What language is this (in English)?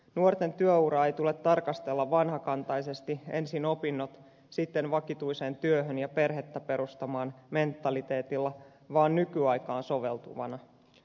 Finnish